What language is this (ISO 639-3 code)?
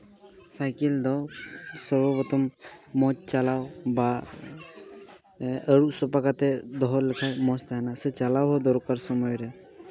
sat